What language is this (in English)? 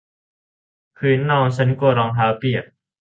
Thai